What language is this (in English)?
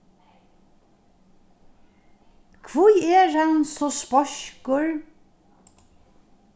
Faroese